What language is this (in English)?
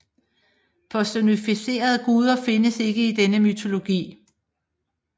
Danish